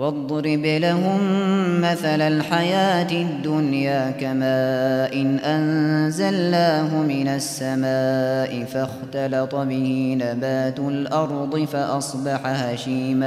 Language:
Arabic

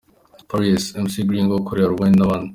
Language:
Kinyarwanda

